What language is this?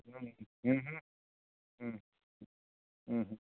Santali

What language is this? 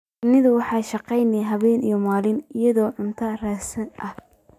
Somali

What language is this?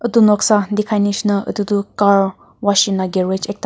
Naga Pidgin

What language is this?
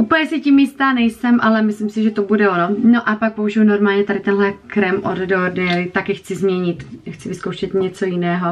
Czech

